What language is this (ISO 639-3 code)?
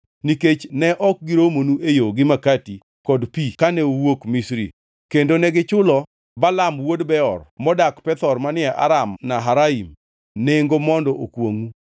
luo